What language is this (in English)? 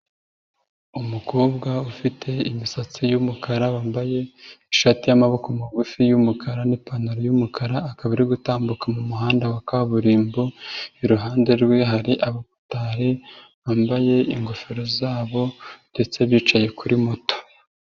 Kinyarwanda